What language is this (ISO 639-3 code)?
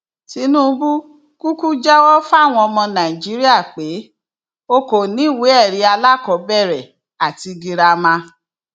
yor